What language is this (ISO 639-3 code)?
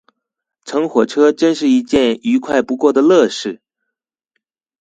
zho